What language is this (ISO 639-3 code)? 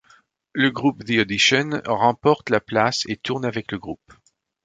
fra